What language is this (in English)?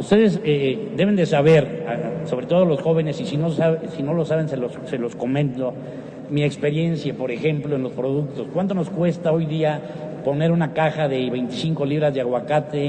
Spanish